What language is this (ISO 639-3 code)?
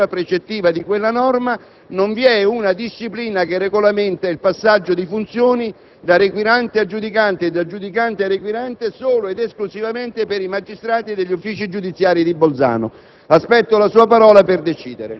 ita